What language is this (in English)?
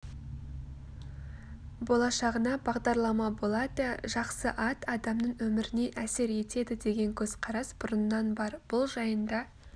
Kazakh